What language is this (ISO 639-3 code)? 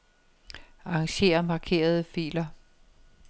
dan